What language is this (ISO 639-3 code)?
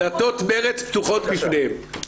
heb